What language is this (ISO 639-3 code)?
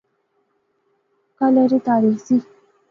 phr